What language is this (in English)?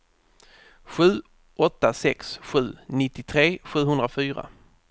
Swedish